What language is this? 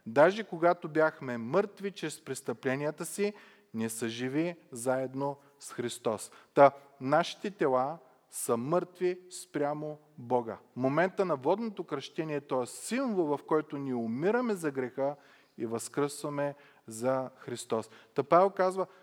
Bulgarian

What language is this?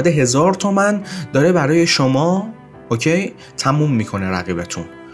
Persian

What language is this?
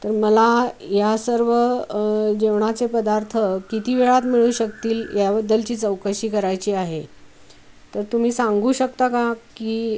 Marathi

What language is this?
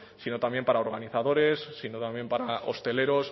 Spanish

